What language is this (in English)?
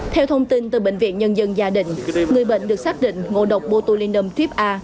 Vietnamese